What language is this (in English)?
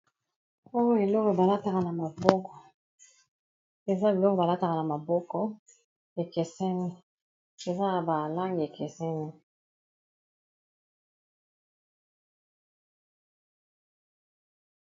Lingala